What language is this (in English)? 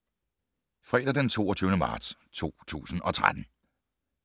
Danish